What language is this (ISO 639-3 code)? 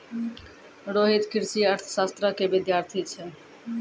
mai